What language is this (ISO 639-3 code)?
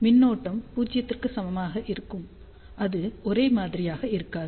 tam